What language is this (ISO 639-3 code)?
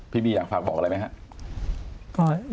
tha